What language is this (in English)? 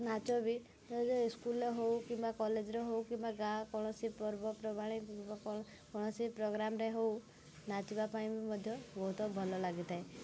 Odia